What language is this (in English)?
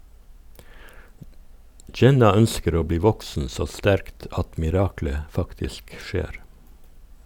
Norwegian